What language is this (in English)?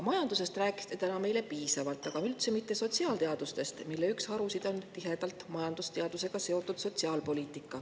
Estonian